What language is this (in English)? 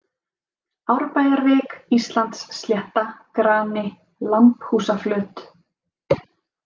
Icelandic